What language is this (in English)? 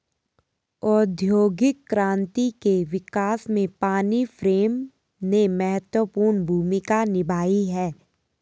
Hindi